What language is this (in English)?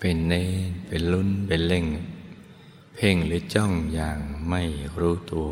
Thai